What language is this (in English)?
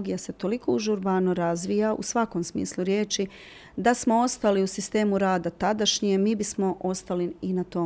Croatian